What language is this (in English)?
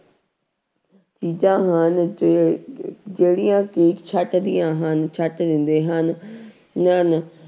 Punjabi